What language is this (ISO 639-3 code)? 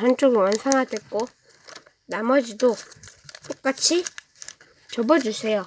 kor